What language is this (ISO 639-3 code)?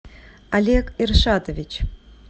rus